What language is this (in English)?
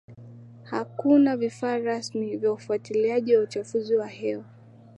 Swahili